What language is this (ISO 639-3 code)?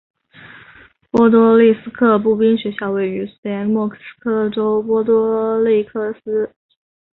zho